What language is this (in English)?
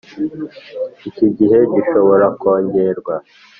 Kinyarwanda